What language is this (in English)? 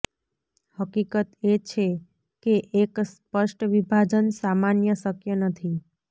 Gujarati